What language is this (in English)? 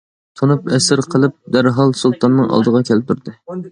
Uyghur